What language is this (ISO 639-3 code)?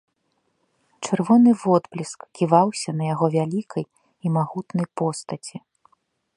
bel